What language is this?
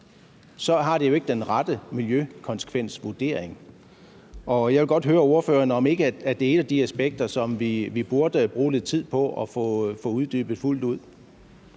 Danish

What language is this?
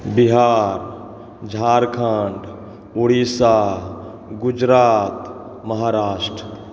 Maithili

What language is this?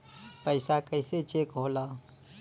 Bhojpuri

